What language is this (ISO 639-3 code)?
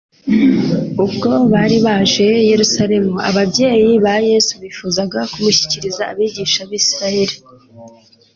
kin